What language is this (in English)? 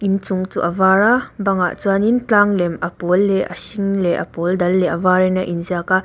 Mizo